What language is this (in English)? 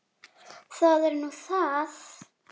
Icelandic